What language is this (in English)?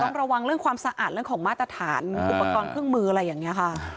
Thai